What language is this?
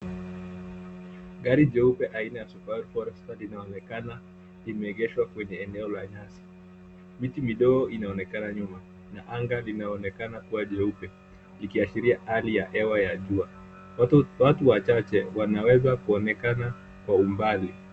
Swahili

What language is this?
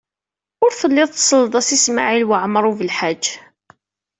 Kabyle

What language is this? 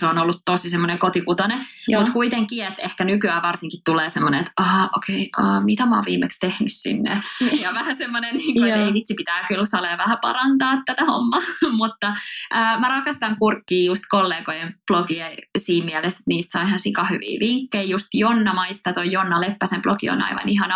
Finnish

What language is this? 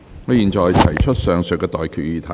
Cantonese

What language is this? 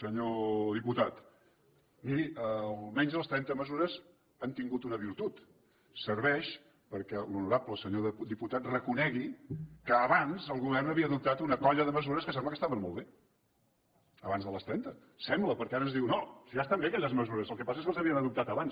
Catalan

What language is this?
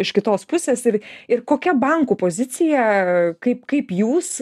Lithuanian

